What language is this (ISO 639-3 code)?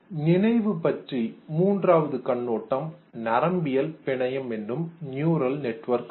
tam